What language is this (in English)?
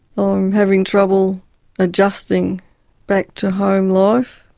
English